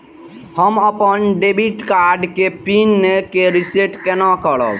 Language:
Maithili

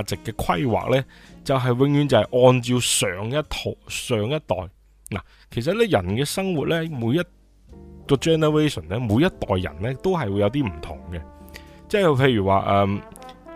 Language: Chinese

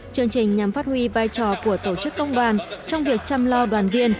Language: Vietnamese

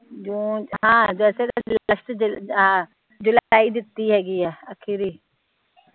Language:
Punjabi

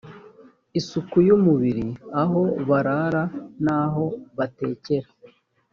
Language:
Kinyarwanda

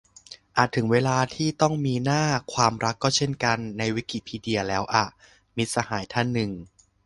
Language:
Thai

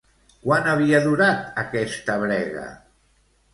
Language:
Catalan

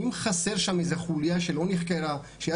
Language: Hebrew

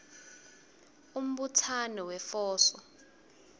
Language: Swati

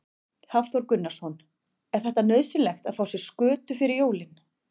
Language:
Icelandic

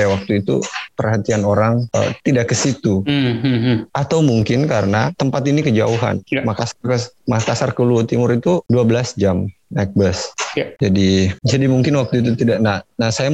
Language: Indonesian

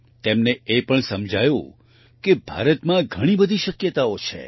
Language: Gujarati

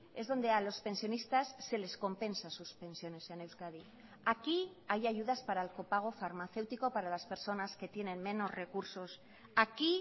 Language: Spanish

